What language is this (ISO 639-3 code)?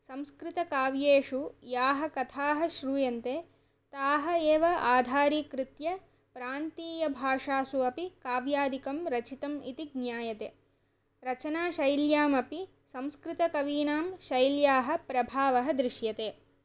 san